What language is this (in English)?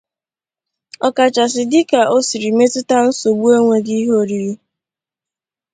Igbo